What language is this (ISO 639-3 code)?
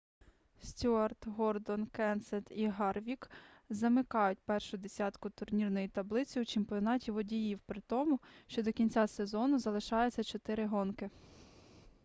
ukr